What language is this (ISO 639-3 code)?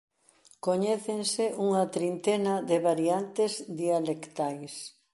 glg